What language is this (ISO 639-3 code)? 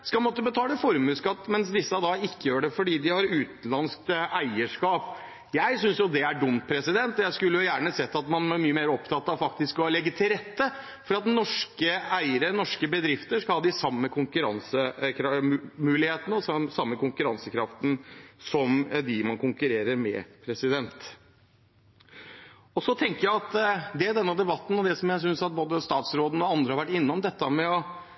nob